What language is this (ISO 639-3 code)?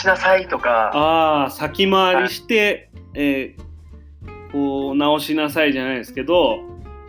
jpn